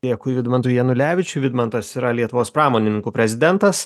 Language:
Lithuanian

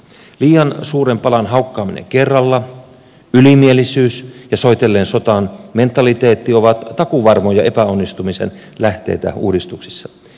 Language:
Finnish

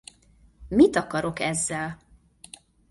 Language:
Hungarian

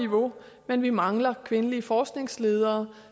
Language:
Danish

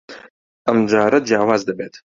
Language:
Central Kurdish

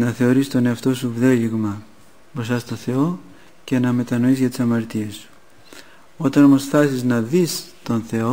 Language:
Greek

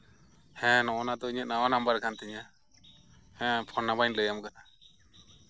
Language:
Santali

